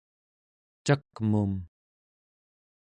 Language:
Central Yupik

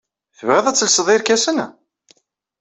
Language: Kabyle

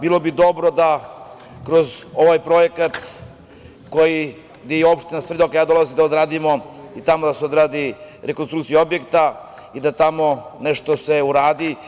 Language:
Serbian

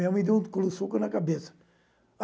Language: Portuguese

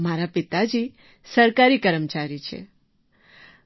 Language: Gujarati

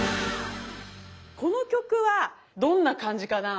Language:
Japanese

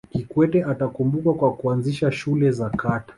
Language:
Swahili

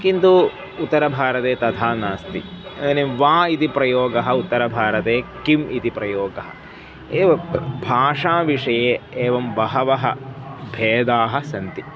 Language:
Sanskrit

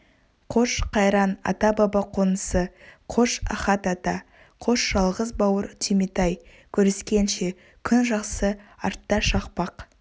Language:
Kazakh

